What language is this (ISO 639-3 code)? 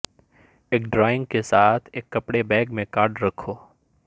urd